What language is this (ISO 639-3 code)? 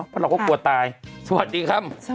tha